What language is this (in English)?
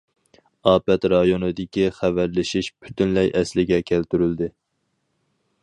Uyghur